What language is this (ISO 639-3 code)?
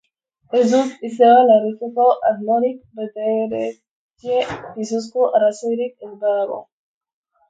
eus